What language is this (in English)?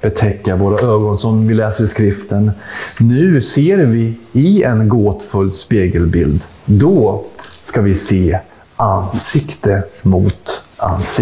Swedish